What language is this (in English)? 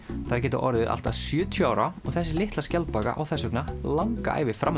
Icelandic